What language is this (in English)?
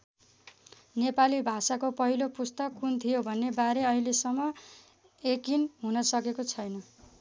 Nepali